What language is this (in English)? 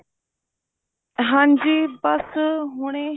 Punjabi